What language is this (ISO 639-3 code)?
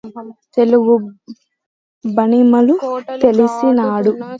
tel